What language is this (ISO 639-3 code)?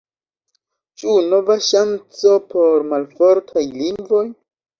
epo